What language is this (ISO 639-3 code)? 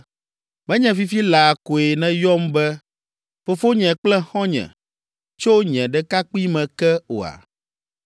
ewe